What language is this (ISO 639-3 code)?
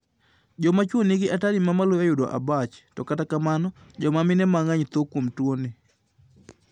luo